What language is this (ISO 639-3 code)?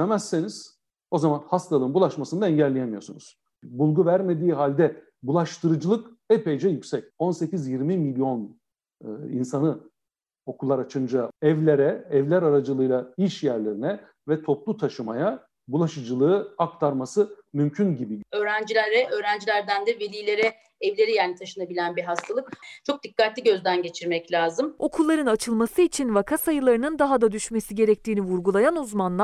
tur